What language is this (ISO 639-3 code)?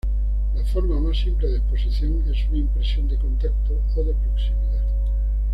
spa